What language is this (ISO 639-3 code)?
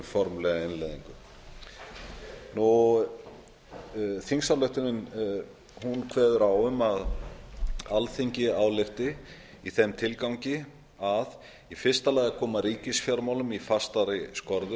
isl